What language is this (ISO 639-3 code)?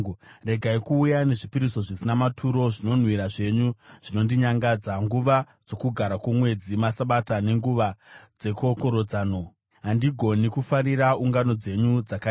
sna